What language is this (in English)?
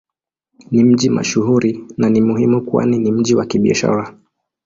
Swahili